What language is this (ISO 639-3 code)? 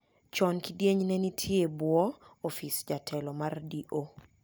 luo